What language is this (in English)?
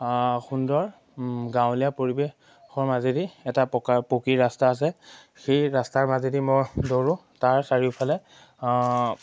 Assamese